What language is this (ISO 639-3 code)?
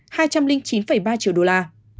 vie